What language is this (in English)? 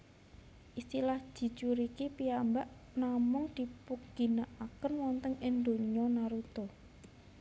Javanese